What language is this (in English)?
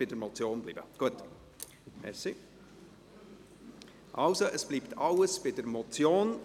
Swiss German